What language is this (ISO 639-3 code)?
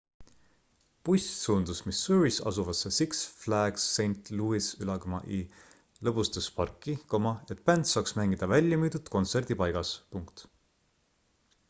est